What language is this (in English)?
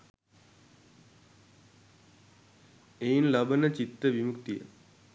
Sinhala